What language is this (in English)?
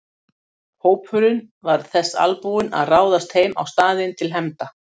Icelandic